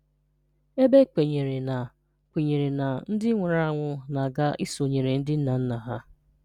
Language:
Igbo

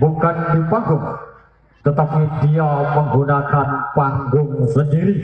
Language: Indonesian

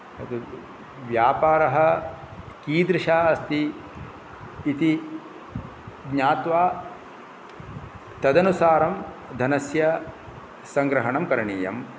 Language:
Sanskrit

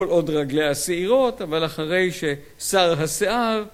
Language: Hebrew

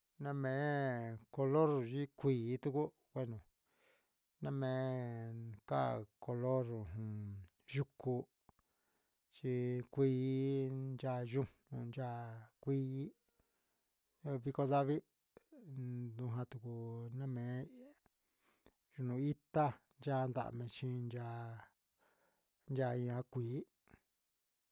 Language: Huitepec Mixtec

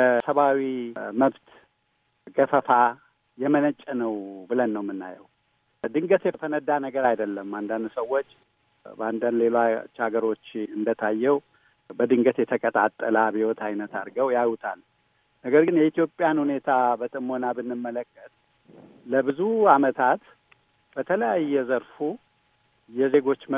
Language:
Amharic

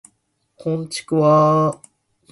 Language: Japanese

